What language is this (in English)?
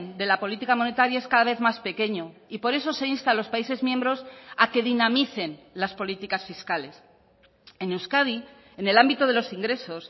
Spanish